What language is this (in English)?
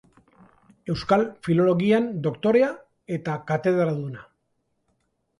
Basque